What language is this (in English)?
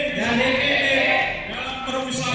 Indonesian